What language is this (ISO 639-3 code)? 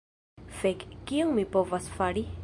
epo